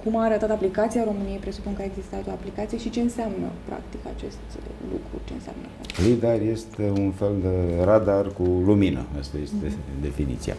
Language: Romanian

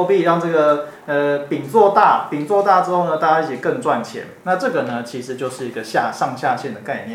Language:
Chinese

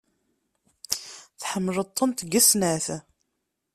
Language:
Kabyle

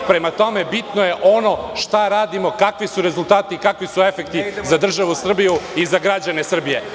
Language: Serbian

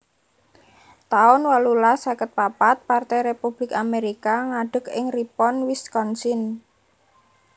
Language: Javanese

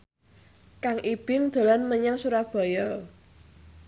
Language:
Javanese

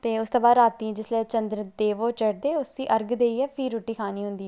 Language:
Dogri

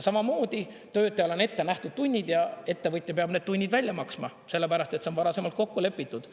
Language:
Estonian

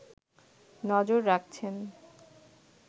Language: Bangla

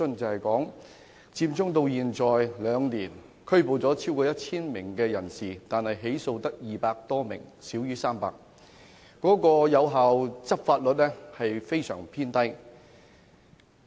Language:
Cantonese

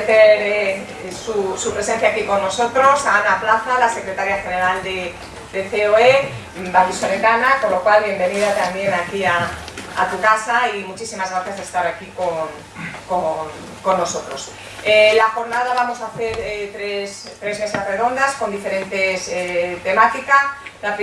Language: Spanish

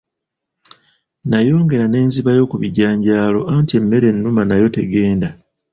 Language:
Ganda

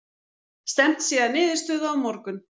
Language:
Icelandic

